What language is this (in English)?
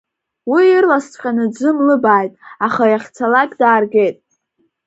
Abkhazian